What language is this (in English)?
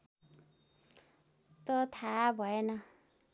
Nepali